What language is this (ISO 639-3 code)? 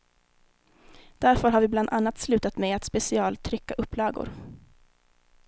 swe